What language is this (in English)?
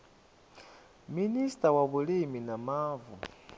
Venda